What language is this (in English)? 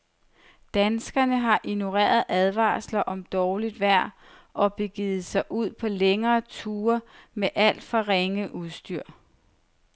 Danish